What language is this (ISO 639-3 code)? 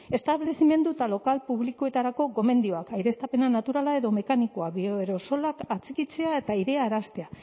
eus